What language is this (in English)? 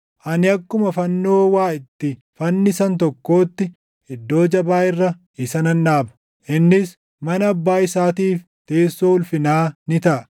Oromo